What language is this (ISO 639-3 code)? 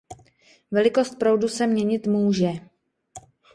ces